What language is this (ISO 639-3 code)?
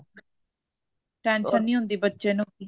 pan